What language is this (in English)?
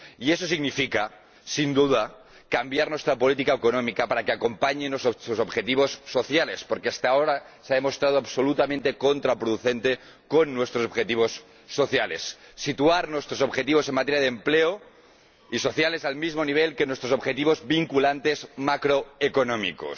Spanish